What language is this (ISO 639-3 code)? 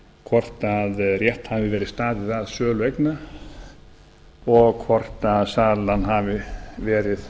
isl